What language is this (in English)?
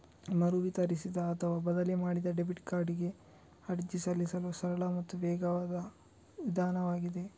Kannada